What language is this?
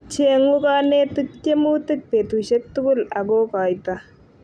Kalenjin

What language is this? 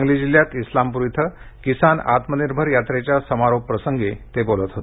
Marathi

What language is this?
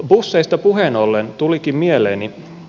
Finnish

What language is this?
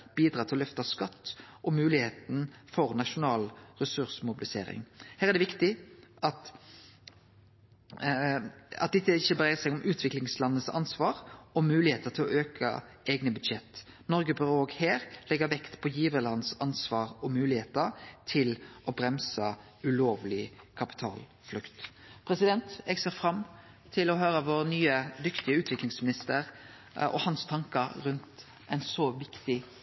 Norwegian Nynorsk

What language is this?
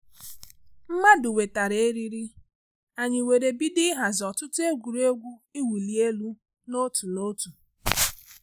Igbo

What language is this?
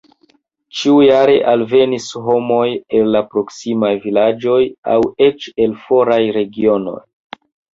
Esperanto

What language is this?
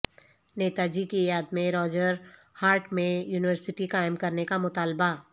Urdu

